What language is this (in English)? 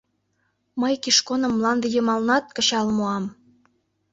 Mari